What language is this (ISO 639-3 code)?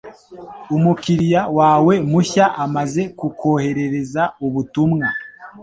kin